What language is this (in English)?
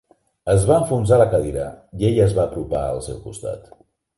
Catalan